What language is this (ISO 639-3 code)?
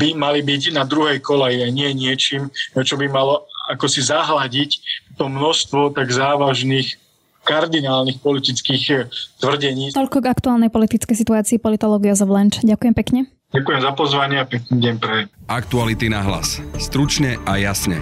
slk